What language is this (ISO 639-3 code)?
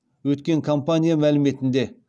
kaz